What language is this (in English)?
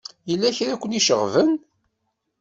Kabyle